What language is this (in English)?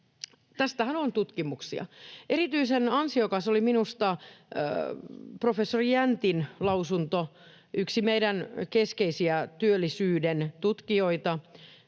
Finnish